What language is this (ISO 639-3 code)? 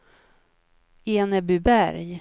swe